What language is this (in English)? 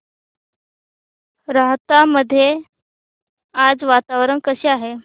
Marathi